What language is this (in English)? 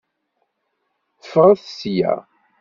Kabyle